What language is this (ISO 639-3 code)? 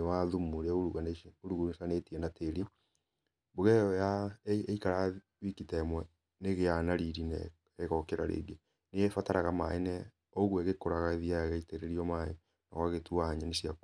kik